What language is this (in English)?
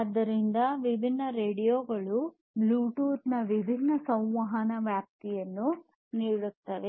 Kannada